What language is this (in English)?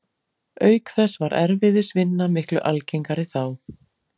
Icelandic